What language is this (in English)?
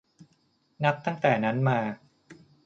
Thai